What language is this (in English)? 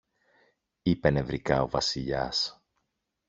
Greek